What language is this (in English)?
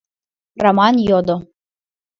Mari